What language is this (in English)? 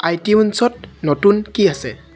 Assamese